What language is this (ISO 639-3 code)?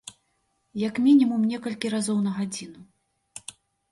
bel